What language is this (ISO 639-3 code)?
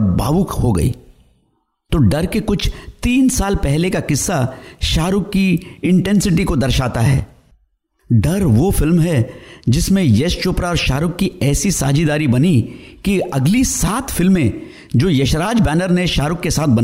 hin